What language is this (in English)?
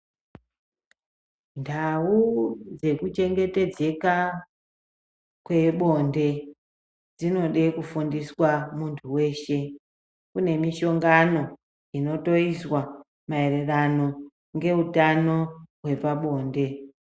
Ndau